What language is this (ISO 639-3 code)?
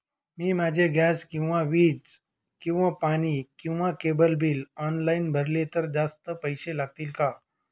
mar